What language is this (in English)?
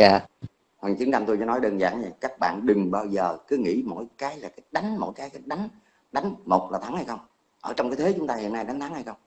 Vietnamese